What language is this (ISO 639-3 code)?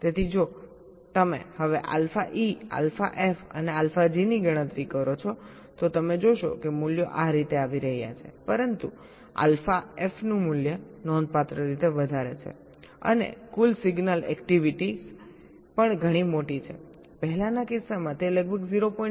guj